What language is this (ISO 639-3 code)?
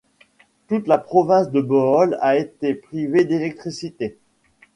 fra